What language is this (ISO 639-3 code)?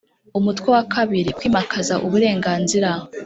kin